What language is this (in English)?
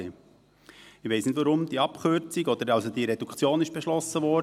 Swiss German